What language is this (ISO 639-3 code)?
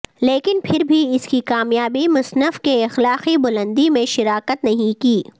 urd